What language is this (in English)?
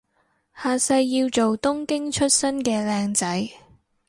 Cantonese